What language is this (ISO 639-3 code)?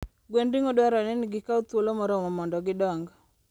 luo